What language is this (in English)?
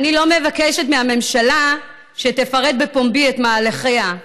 Hebrew